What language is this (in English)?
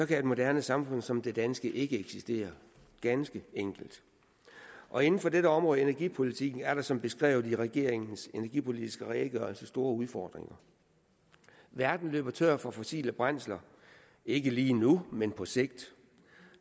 Danish